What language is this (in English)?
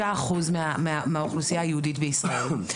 Hebrew